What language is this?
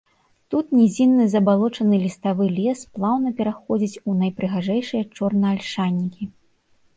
Belarusian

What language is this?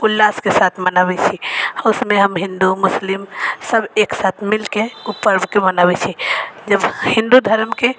Maithili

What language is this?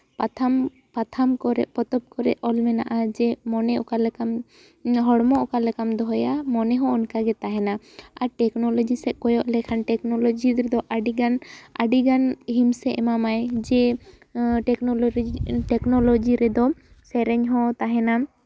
Santali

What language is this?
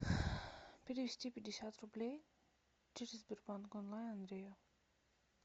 Russian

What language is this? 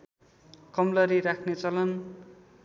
Nepali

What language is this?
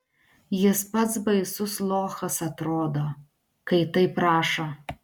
Lithuanian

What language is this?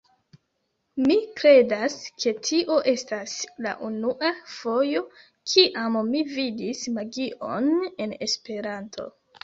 Esperanto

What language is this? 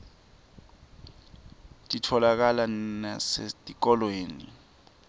Swati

